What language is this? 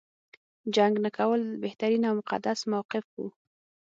Pashto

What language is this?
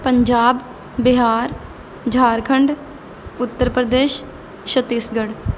Punjabi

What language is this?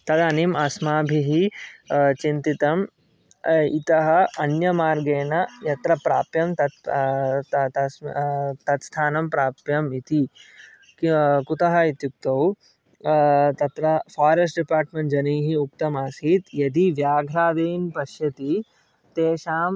Sanskrit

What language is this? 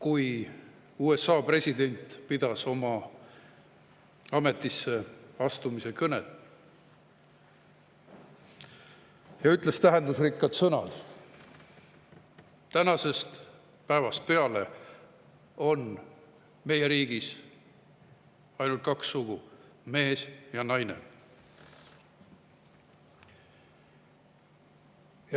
Estonian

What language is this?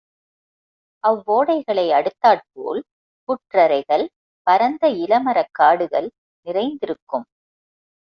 Tamil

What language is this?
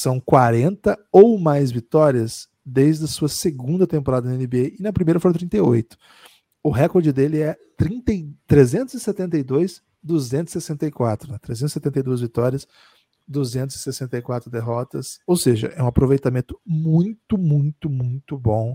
Portuguese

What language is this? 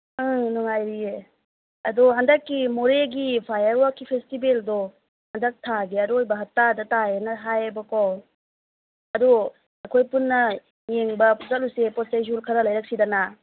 Manipuri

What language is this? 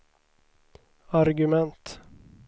Swedish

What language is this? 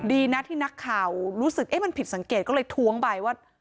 Thai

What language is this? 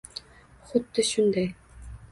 Uzbek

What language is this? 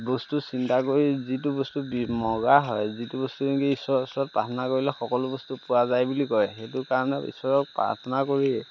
Assamese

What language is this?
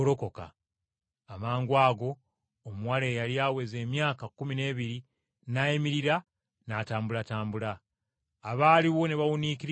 Ganda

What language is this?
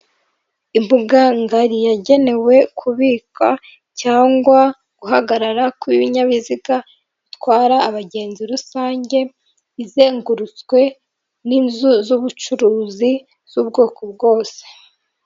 Kinyarwanda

